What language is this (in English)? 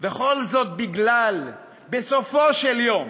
Hebrew